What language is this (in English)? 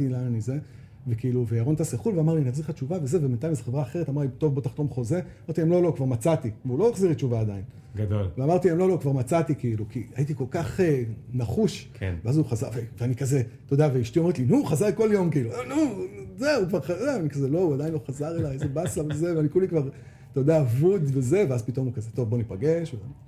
Hebrew